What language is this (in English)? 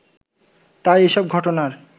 Bangla